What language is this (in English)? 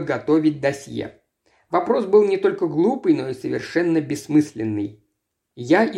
Russian